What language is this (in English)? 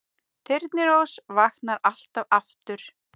Icelandic